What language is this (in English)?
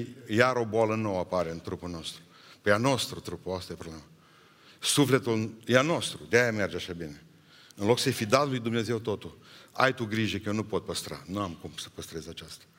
Romanian